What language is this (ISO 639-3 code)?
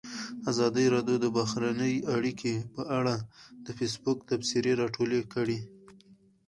pus